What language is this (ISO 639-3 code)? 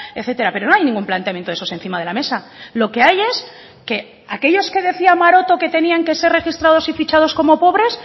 spa